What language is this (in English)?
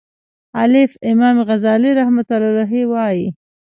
Pashto